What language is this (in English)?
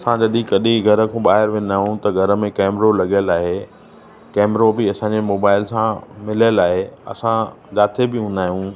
Sindhi